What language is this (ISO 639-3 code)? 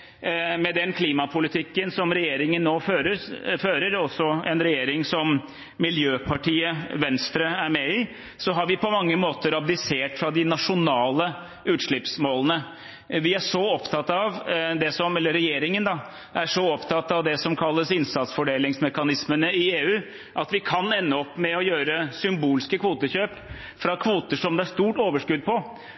nob